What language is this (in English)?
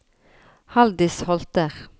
Norwegian